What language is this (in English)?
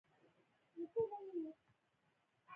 Pashto